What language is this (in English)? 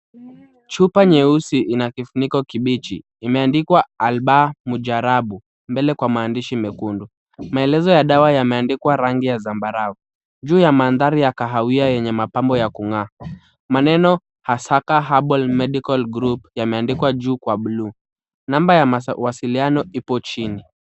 Swahili